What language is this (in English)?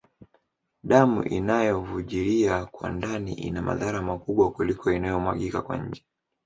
Swahili